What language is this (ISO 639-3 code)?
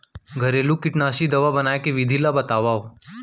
hne